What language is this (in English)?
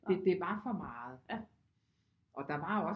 Danish